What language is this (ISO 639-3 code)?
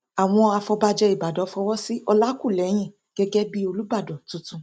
yor